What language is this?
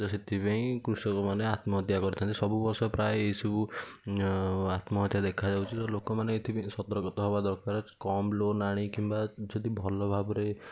Odia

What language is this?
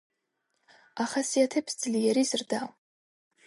Georgian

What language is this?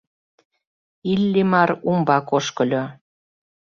Mari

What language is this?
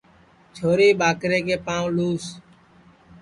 Sansi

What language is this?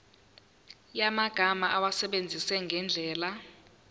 Zulu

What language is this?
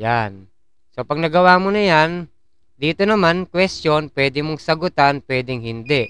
Filipino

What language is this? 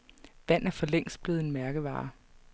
Danish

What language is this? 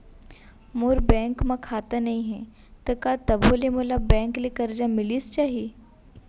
Chhattisgarhi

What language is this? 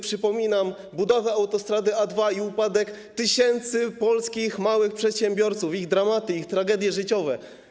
Polish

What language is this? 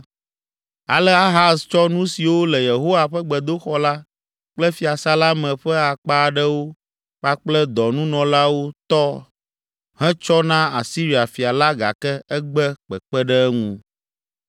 Ewe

